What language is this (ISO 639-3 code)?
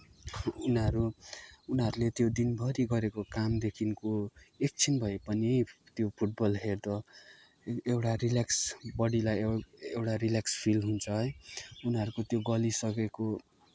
nep